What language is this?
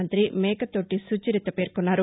Telugu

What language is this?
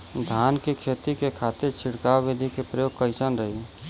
Bhojpuri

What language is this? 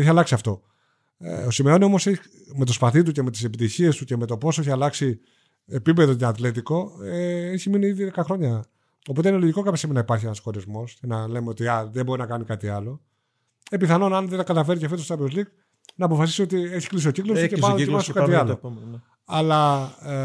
Greek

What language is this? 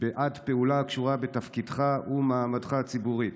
Hebrew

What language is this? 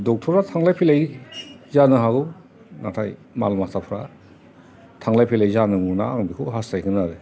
Bodo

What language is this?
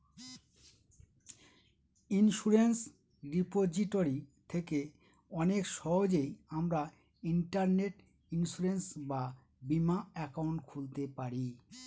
Bangla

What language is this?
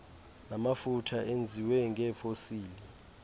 Xhosa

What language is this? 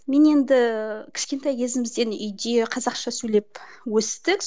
Kazakh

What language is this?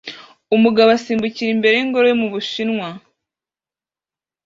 Kinyarwanda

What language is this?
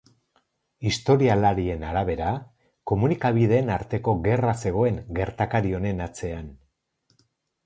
Basque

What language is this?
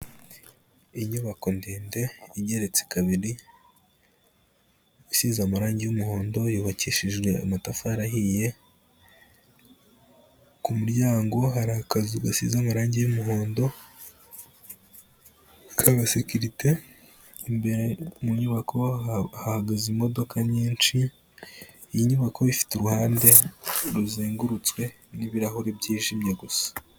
Kinyarwanda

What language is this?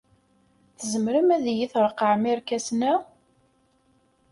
Kabyle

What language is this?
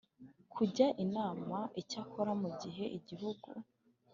Kinyarwanda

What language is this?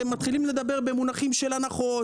Hebrew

